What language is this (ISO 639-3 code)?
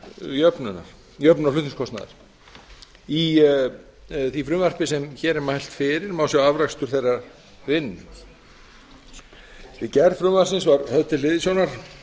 isl